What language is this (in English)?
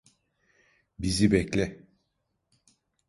Turkish